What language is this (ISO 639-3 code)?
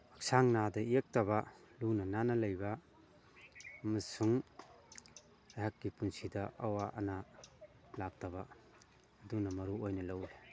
mni